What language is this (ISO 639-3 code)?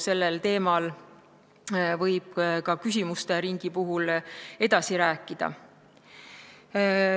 est